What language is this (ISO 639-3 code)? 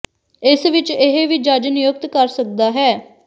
pan